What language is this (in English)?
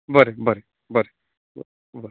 Konkani